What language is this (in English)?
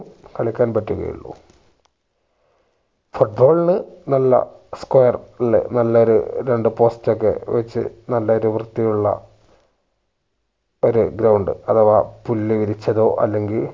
Malayalam